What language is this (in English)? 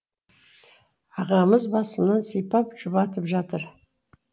Kazakh